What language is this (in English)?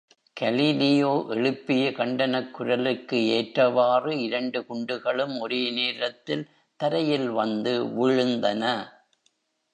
Tamil